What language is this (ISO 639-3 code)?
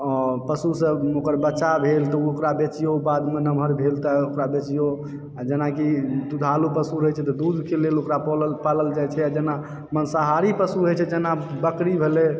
mai